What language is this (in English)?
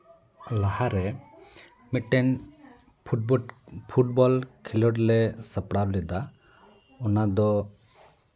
Santali